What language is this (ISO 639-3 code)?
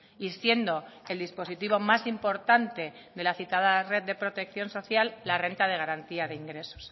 spa